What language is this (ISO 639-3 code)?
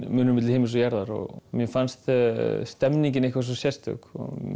isl